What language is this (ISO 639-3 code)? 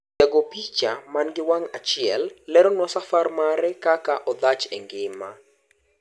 luo